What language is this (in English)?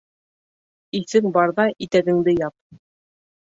Bashkir